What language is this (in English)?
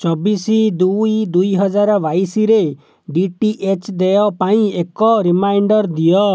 Odia